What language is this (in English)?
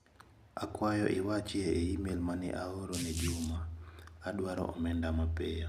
Luo (Kenya and Tanzania)